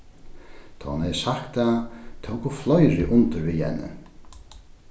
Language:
Faroese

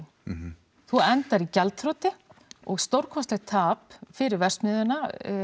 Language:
Icelandic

